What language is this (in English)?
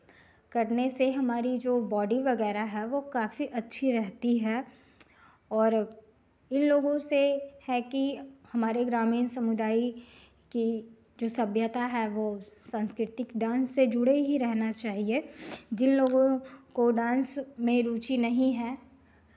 Hindi